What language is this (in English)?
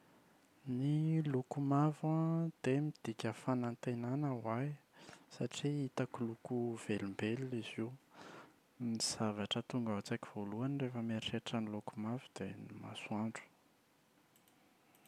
Malagasy